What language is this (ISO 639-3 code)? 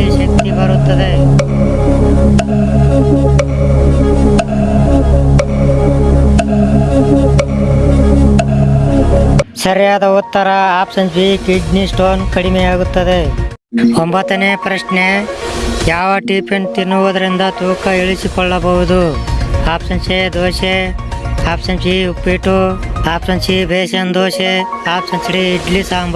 ind